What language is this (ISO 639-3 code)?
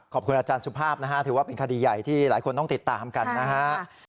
tha